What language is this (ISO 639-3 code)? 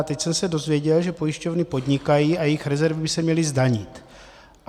ces